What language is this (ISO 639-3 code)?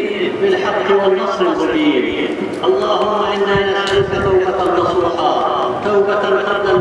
ara